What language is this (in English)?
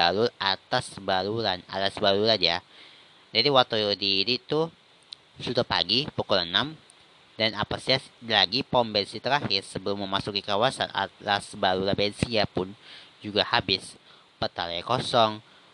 Indonesian